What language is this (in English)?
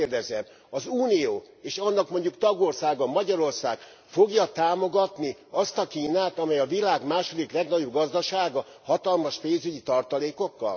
Hungarian